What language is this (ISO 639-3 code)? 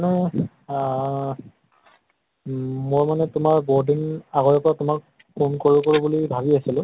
asm